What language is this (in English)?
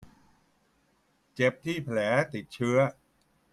Thai